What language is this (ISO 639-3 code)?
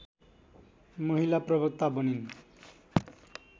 nep